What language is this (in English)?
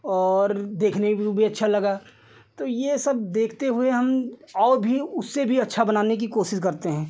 Hindi